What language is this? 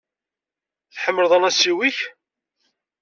Kabyle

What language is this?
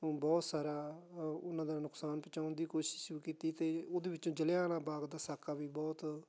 Punjabi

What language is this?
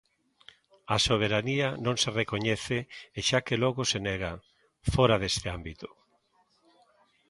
Galician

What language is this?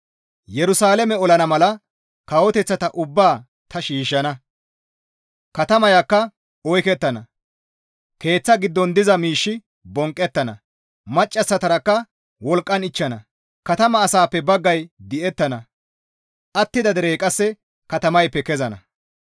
Gamo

